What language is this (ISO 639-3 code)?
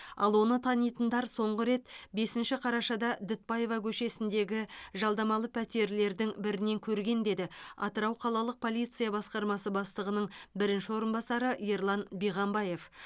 kaz